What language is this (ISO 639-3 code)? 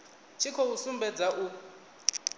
ven